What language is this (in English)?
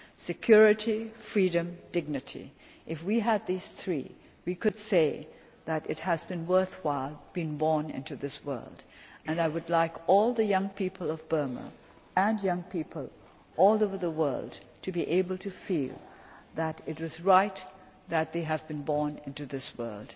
English